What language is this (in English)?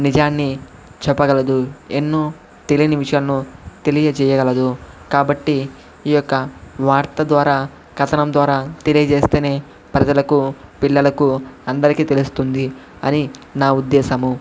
Telugu